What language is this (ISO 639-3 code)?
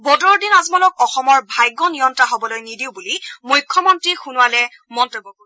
asm